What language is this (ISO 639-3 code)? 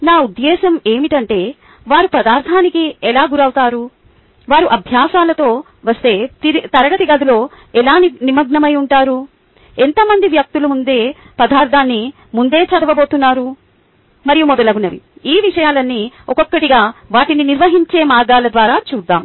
tel